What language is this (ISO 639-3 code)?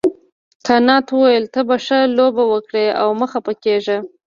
pus